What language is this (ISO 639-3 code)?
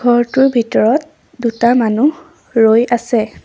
asm